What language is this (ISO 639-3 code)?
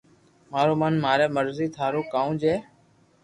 lrk